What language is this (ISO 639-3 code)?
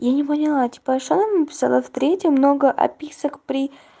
rus